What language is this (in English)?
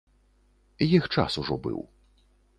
Belarusian